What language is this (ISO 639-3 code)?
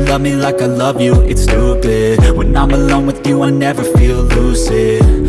eng